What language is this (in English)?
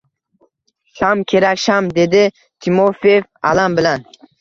Uzbek